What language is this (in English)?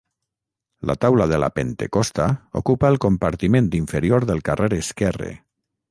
Catalan